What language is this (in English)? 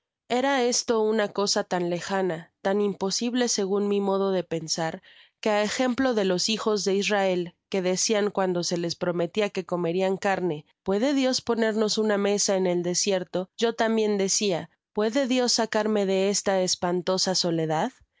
Spanish